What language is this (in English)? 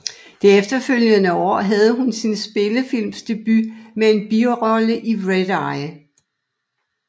Danish